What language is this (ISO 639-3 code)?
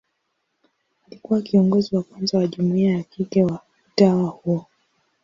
swa